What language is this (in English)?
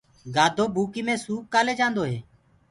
Gurgula